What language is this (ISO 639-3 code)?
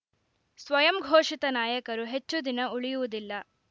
kan